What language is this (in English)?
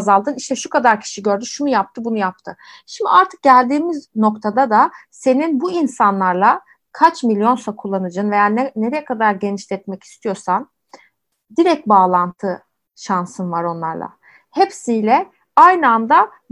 Turkish